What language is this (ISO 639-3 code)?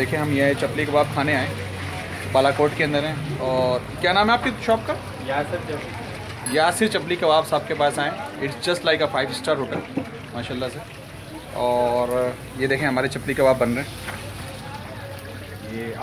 hin